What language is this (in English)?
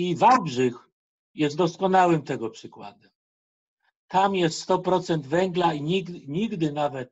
Polish